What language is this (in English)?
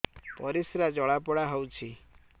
Odia